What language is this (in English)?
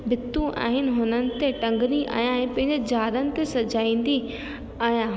Sindhi